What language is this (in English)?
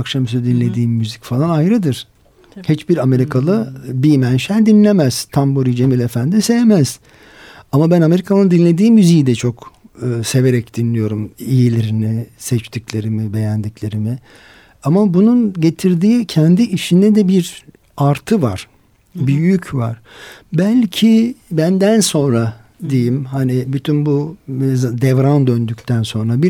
Turkish